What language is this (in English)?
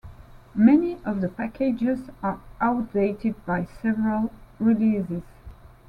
English